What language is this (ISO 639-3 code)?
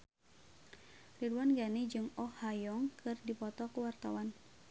sun